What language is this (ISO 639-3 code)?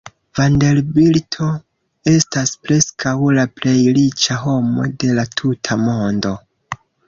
epo